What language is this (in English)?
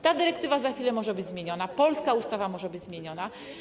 Polish